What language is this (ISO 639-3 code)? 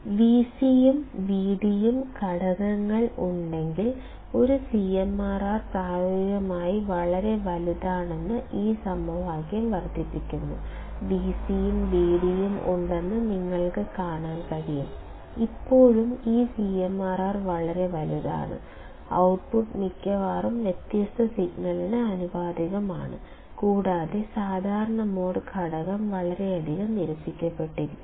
mal